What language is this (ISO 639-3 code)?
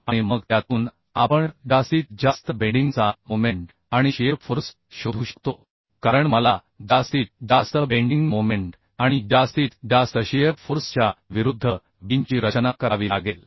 mar